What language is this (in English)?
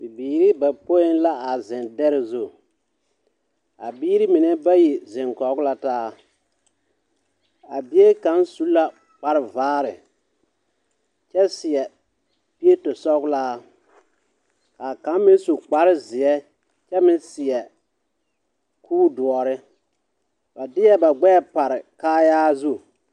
Southern Dagaare